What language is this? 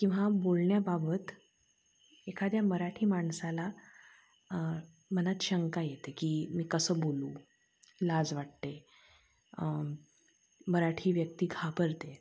Marathi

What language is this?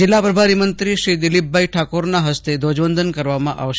Gujarati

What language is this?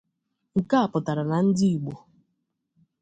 Igbo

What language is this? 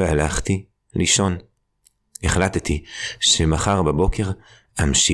Hebrew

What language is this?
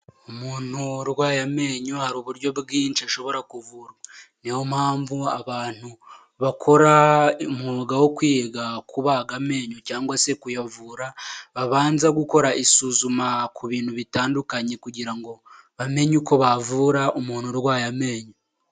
Kinyarwanda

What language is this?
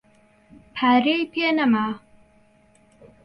Central Kurdish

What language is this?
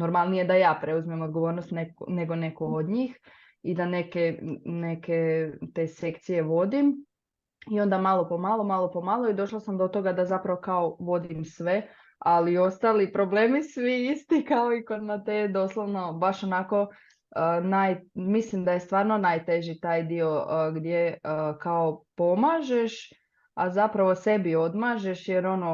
Croatian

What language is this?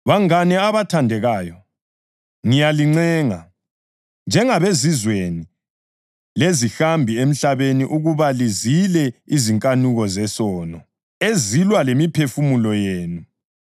North Ndebele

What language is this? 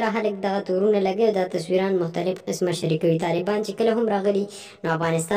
Turkish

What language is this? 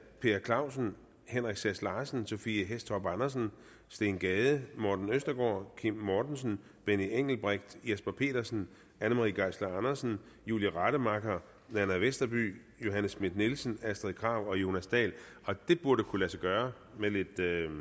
Danish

